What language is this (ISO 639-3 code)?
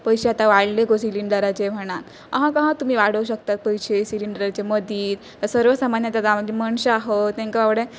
kok